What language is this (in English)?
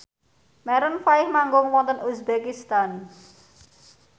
Javanese